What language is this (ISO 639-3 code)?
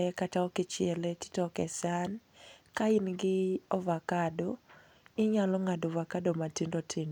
luo